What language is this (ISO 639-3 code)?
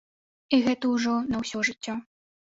bel